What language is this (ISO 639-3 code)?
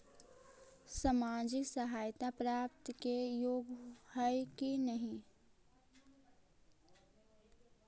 mag